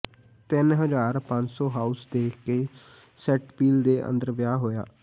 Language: Punjabi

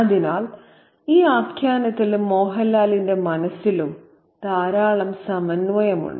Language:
Malayalam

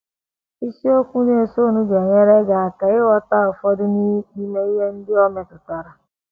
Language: Igbo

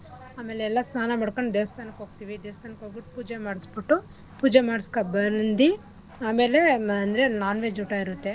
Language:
Kannada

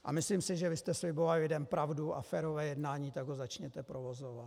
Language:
Czech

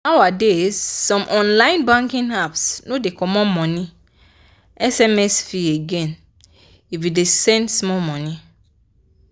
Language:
Nigerian Pidgin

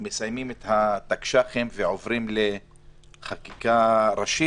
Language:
Hebrew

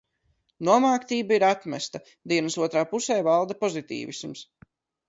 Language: Latvian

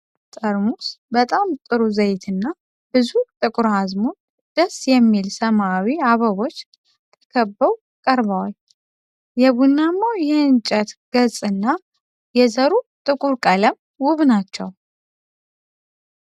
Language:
Amharic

